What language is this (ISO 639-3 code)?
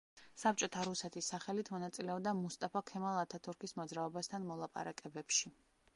kat